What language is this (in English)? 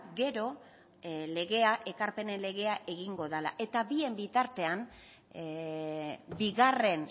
Basque